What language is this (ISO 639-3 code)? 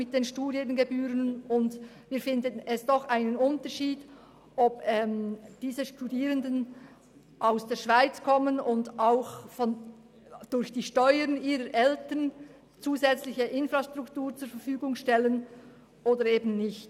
gsw